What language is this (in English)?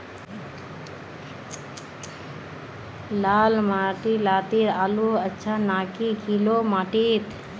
Magahi